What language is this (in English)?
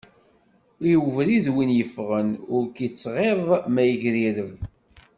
Kabyle